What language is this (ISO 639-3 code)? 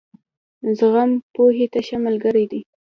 pus